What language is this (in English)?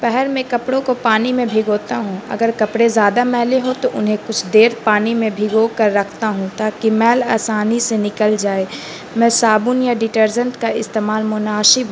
Urdu